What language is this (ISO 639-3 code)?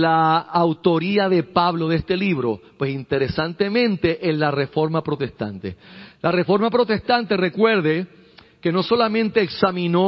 spa